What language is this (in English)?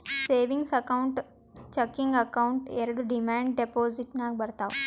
Kannada